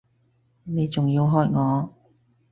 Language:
Cantonese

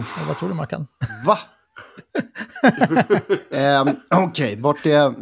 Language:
Swedish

